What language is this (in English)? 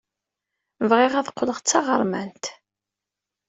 Kabyle